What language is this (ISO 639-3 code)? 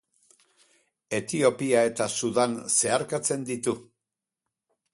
eus